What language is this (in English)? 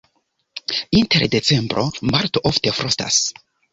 Esperanto